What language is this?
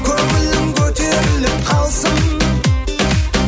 Kazakh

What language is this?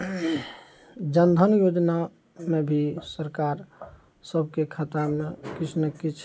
Maithili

